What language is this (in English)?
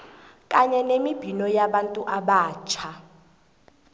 South Ndebele